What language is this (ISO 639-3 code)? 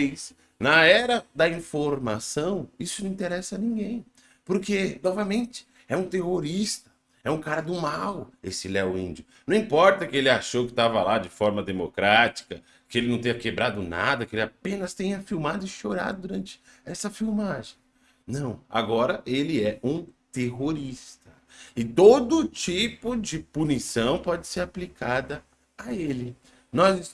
por